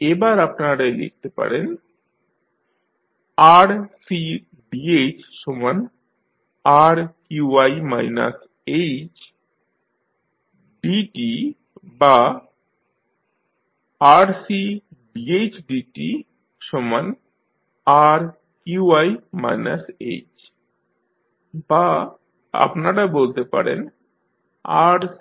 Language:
Bangla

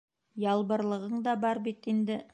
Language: Bashkir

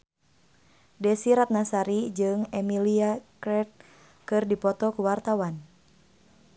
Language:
Sundanese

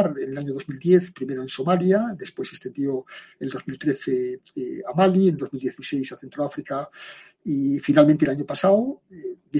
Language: Spanish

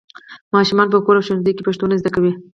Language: Pashto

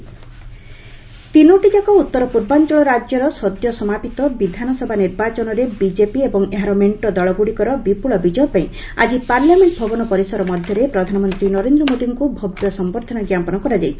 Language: Odia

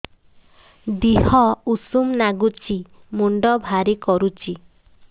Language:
Odia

